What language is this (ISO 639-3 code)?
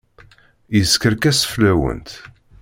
kab